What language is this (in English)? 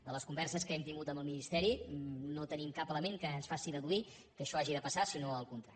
Catalan